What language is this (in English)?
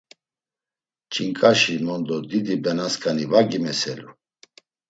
Laz